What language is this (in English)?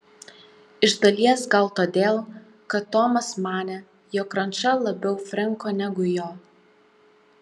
Lithuanian